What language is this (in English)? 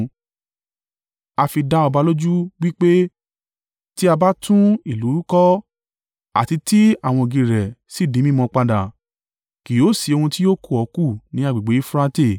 Yoruba